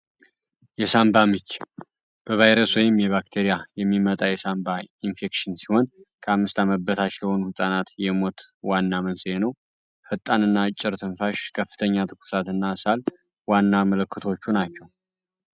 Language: Amharic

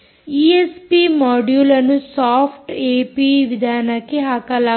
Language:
Kannada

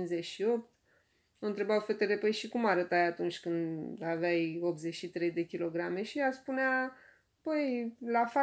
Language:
Romanian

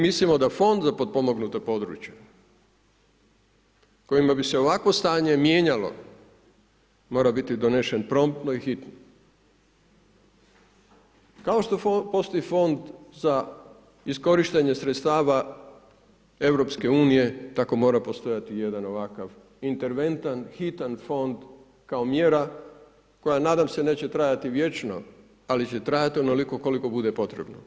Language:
Croatian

